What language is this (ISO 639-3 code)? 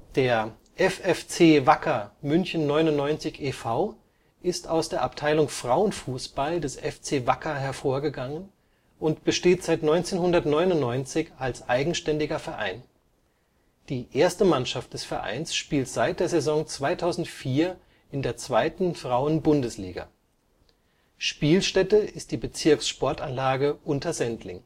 deu